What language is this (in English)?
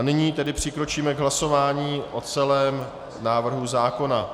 Czech